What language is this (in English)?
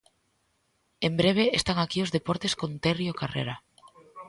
Galician